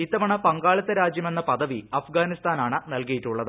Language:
Malayalam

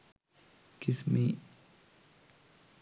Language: Sinhala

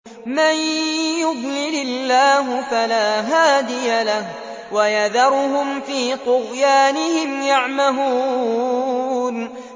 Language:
Arabic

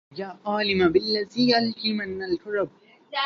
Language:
Arabic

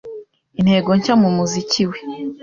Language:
Kinyarwanda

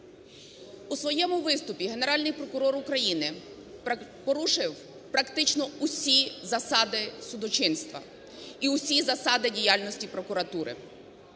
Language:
Ukrainian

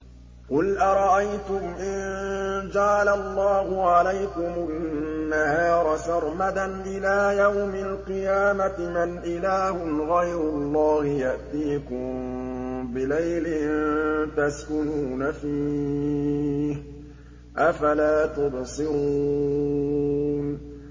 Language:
Arabic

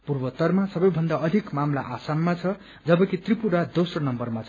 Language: Nepali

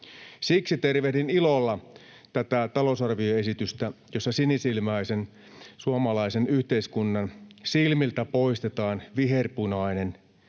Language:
Finnish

